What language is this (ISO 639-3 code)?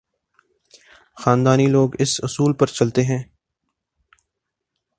urd